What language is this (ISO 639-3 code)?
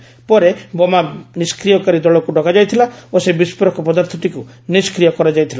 ori